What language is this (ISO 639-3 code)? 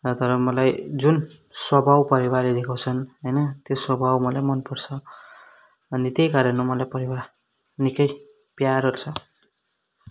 nep